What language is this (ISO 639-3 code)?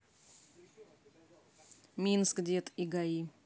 rus